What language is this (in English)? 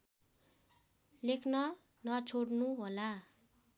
Nepali